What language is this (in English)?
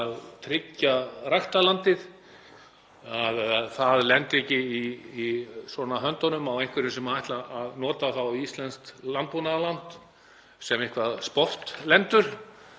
Icelandic